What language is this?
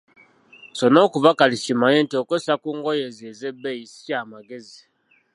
Ganda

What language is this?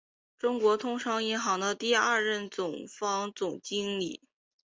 Chinese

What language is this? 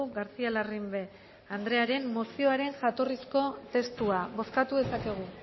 Basque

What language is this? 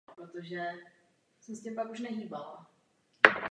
Czech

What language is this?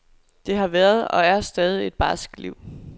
Danish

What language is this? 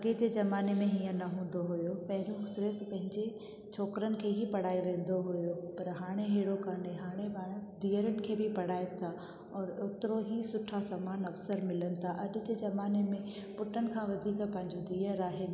Sindhi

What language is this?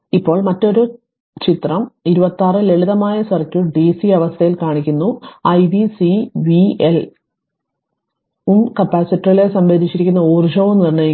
Malayalam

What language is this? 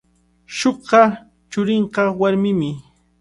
Cajatambo North Lima Quechua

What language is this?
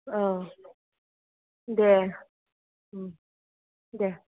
Bodo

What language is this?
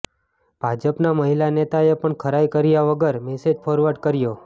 Gujarati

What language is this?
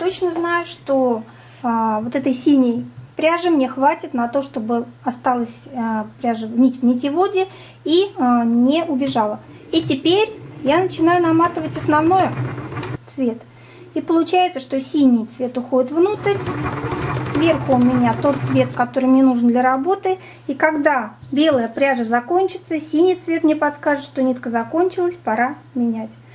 Russian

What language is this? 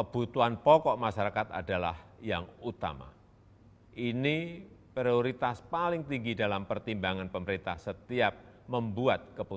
Indonesian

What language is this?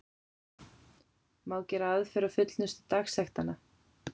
Icelandic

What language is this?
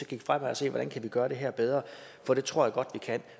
Danish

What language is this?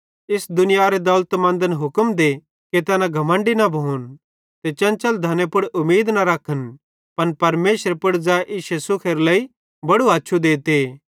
Bhadrawahi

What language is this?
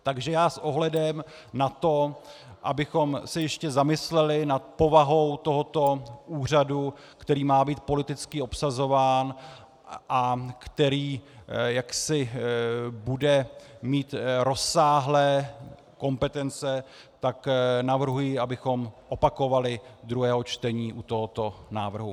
Czech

